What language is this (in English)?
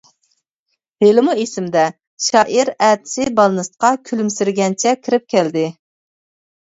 Uyghur